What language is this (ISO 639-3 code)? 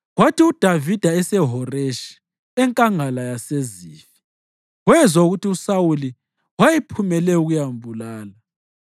nde